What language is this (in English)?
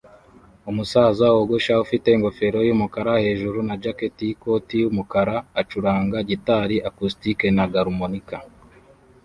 Kinyarwanda